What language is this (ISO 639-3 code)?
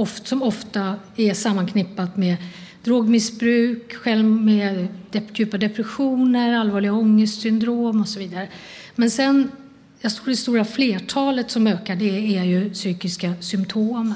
swe